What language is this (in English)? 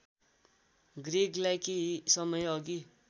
Nepali